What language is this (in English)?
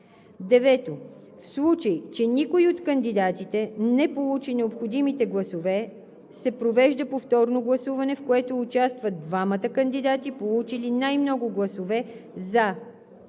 Bulgarian